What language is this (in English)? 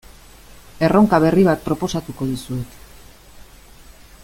Basque